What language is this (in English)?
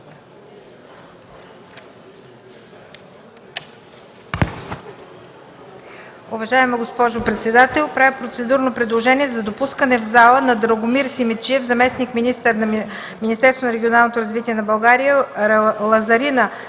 Bulgarian